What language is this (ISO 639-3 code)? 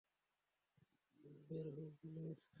ben